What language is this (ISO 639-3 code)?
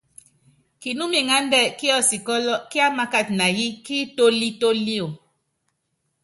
yav